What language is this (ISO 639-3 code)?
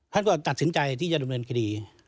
tha